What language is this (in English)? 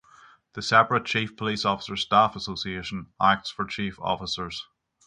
English